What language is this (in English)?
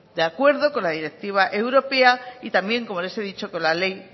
Spanish